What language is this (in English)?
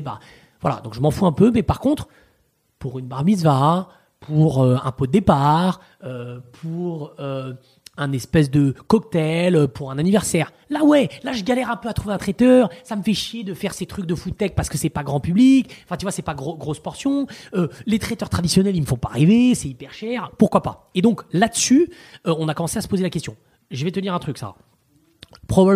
French